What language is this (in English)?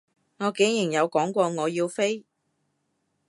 Cantonese